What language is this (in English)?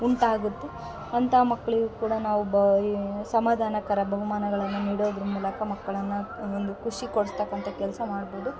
Kannada